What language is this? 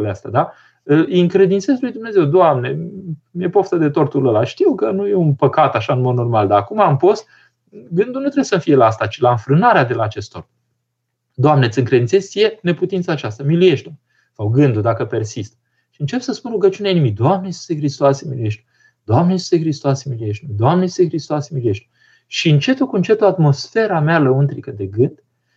Romanian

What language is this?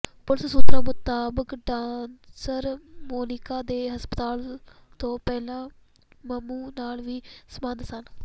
Punjabi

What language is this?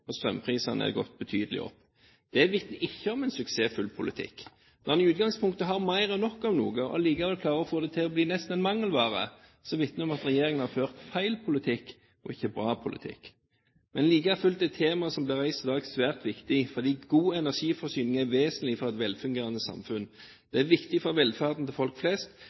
Norwegian Bokmål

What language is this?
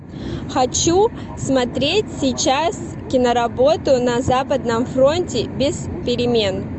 Russian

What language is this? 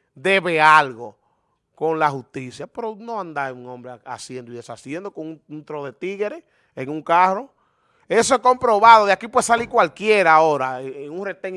Spanish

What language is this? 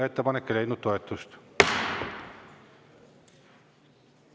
Estonian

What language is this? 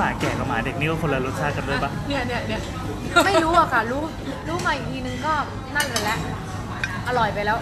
Thai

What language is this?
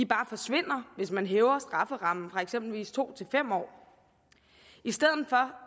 Danish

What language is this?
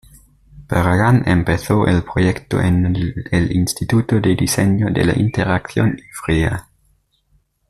Spanish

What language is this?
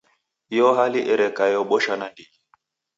Taita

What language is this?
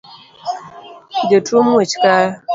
Luo (Kenya and Tanzania)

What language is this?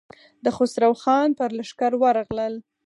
Pashto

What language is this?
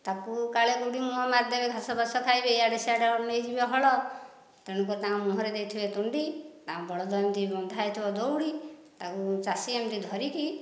Odia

